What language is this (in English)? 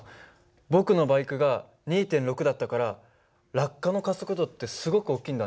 Japanese